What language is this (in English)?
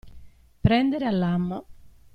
Italian